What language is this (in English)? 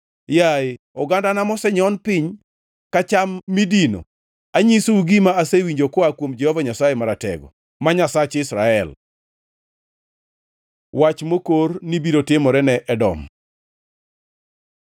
Luo (Kenya and Tanzania)